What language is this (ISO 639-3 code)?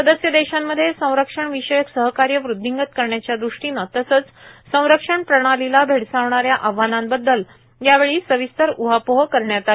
mar